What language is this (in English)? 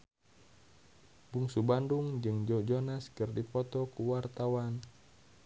Sundanese